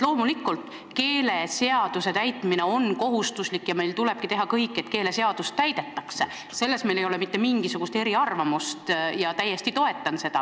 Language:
Estonian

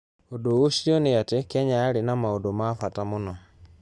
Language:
Kikuyu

